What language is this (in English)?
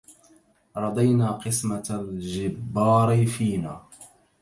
Arabic